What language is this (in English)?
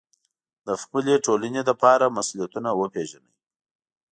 Pashto